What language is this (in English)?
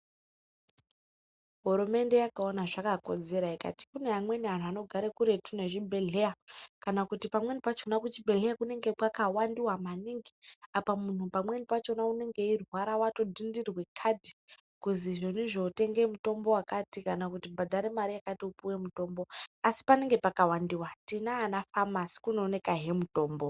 Ndau